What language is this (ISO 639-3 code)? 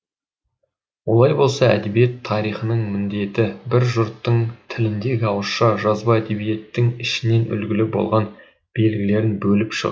kaz